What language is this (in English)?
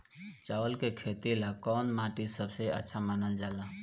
Bhojpuri